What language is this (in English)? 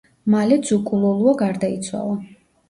Georgian